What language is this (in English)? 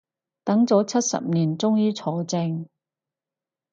Cantonese